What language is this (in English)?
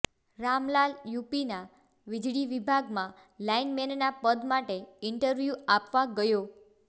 Gujarati